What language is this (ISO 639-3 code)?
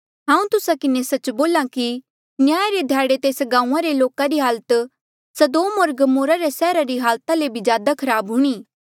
mjl